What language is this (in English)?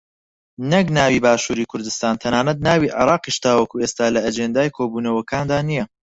Central Kurdish